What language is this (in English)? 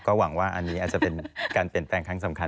Thai